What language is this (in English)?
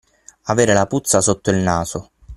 Italian